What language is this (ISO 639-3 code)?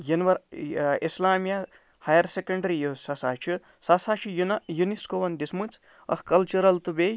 kas